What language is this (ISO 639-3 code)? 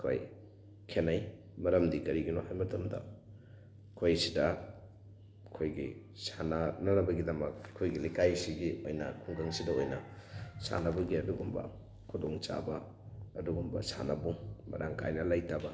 mni